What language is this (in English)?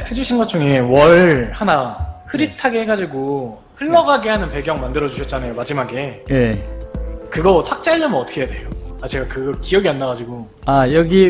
Korean